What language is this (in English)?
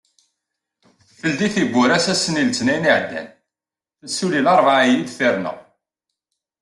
Kabyle